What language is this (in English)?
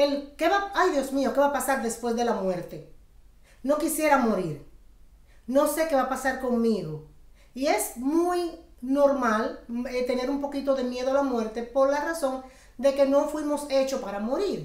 Spanish